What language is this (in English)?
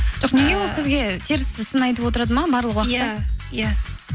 Kazakh